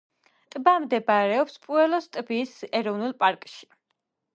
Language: Georgian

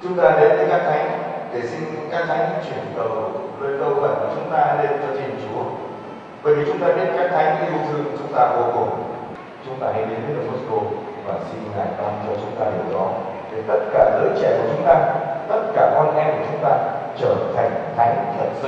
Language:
Vietnamese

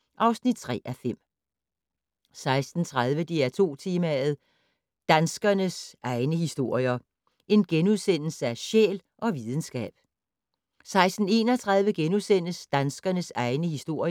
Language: Danish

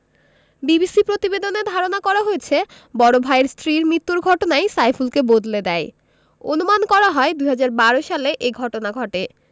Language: Bangla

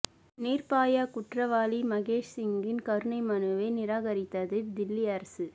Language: Tamil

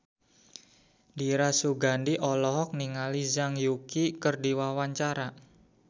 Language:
Sundanese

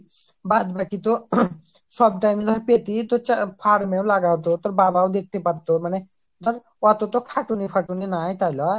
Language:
Bangla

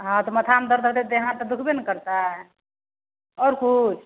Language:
Maithili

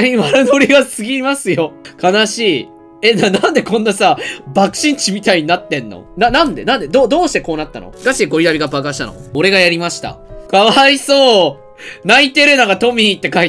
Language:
Japanese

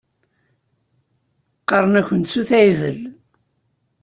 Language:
Kabyle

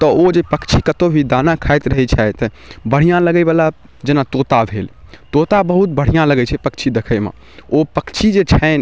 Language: Maithili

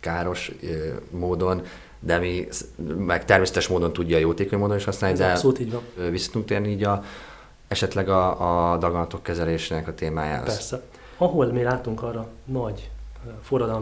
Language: Hungarian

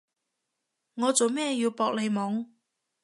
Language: Cantonese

